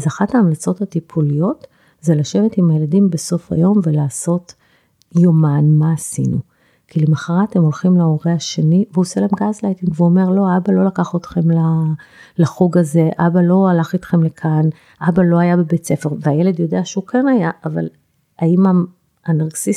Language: Hebrew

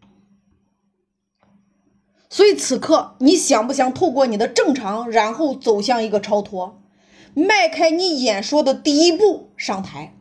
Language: Chinese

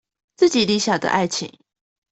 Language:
Chinese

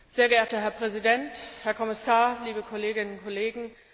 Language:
German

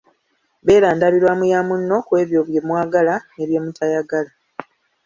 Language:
Ganda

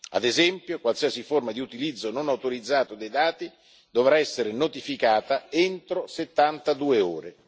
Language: Italian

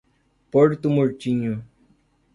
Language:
Portuguese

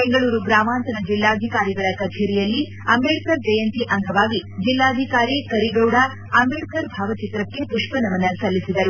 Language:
Kannada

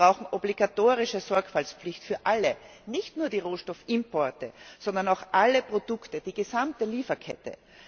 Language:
German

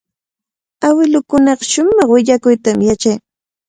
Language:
Cajatambo North Lima Quechua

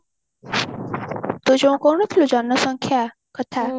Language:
Odia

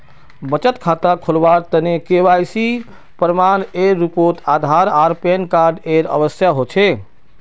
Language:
Magahi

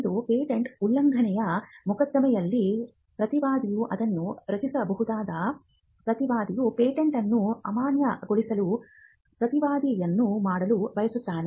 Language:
Kannada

